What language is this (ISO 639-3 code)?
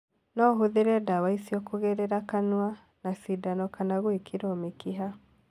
kik